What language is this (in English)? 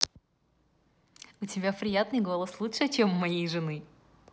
Russian